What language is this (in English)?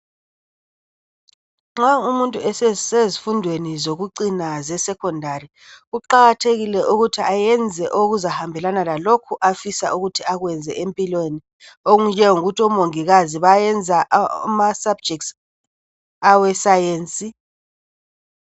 North Ndebele